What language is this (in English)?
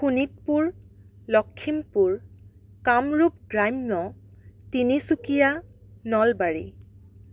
Assamese